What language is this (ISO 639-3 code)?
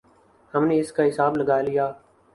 urd